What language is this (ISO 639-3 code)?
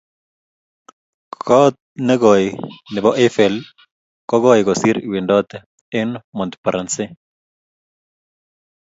kln